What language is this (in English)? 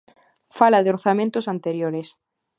Galician